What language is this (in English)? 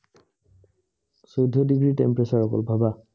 Assamese